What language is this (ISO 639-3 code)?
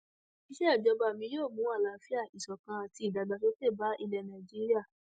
yor